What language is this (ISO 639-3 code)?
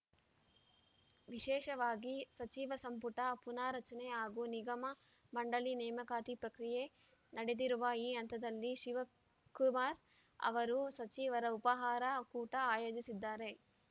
kan